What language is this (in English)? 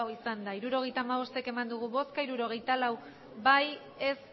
Basque